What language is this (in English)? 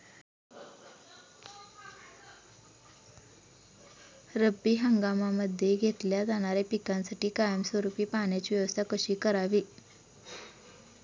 Marathi